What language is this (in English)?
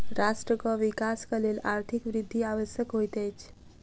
Maithili